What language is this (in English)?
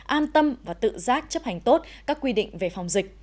Vietnamese